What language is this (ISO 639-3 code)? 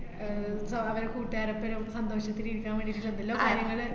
mal